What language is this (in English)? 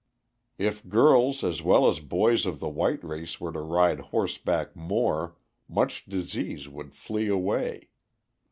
English